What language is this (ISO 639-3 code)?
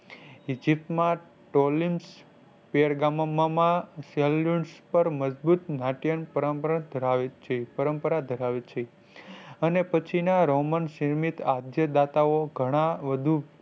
guj